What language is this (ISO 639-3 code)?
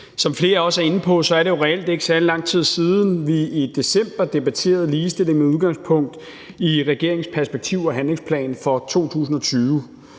dan